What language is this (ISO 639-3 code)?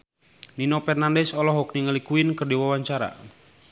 sun